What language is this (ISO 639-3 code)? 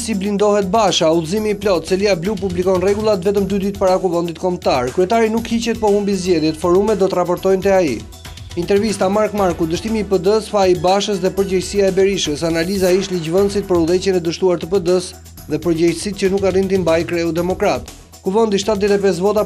ron